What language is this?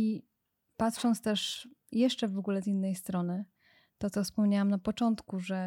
Polish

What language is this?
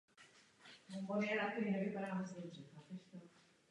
Czech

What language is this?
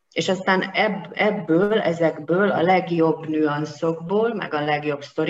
Hungarian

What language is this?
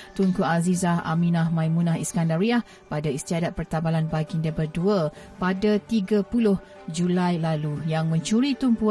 Malay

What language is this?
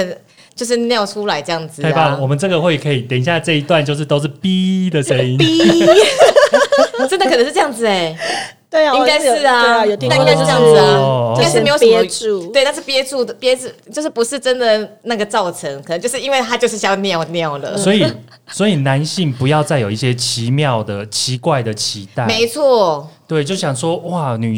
Chinese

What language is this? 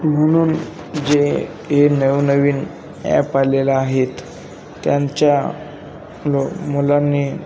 Marathi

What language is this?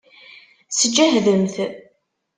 Kabyle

